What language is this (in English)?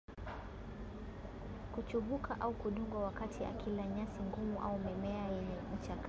Swahili